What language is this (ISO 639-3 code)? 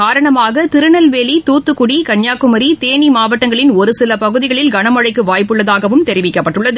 tam